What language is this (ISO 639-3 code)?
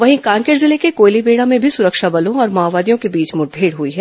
hin